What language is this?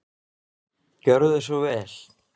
Icelandic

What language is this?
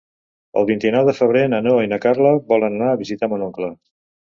Catalan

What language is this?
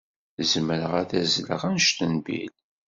Kabyle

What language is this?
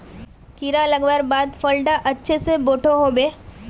Magahi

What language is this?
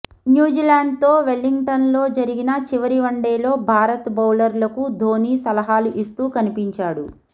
Telugu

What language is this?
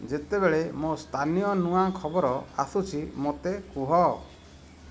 Odia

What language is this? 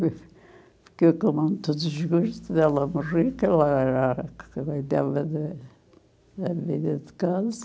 Portuguese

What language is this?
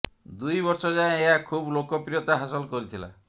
Odia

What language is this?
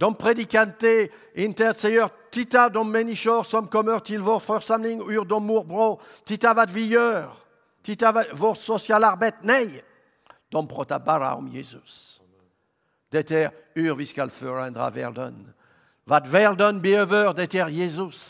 Swedish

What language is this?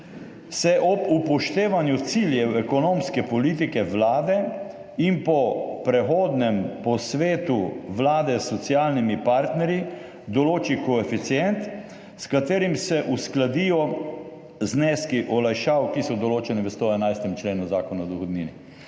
Slovenian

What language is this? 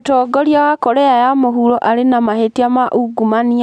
Kikuyu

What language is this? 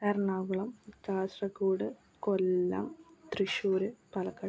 Malayalam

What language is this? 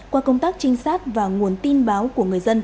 Vietnamese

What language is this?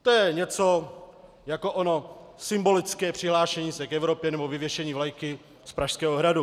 Czech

